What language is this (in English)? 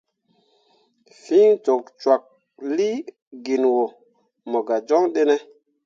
Mundang